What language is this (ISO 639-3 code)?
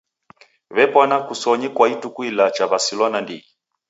dav